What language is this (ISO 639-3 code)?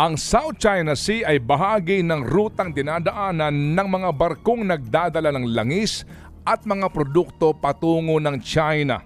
fil